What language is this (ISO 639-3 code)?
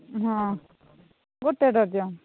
ori